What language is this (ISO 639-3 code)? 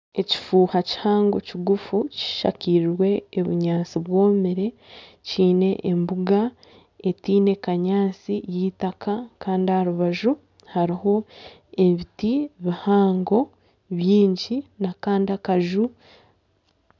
nyn